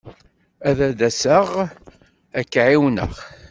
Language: Kabyle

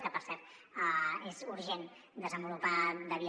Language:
Catalan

